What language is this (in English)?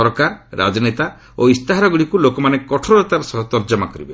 Odia